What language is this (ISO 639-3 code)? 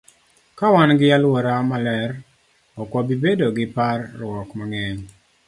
luo